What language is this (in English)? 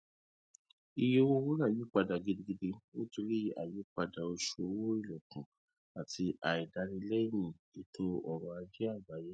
Yoruba